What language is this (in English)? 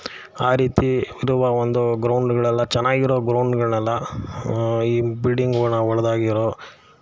Kannada